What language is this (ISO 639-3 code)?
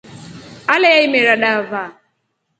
rof